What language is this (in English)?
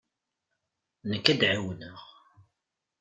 Kabyle